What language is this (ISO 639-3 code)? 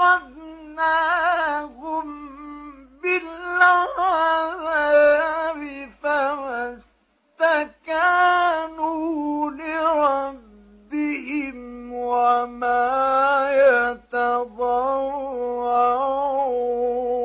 ara